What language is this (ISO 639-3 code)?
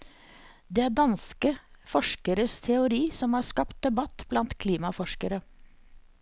nor